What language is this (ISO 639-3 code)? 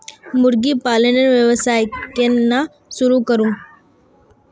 mag